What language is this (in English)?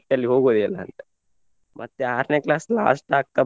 Kannada